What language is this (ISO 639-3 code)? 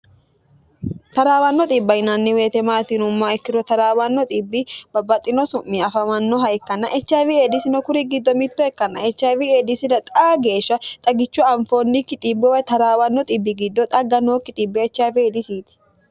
sid